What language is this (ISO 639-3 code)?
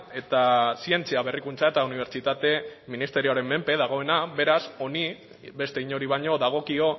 eus